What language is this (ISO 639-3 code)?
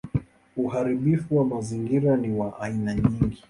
swa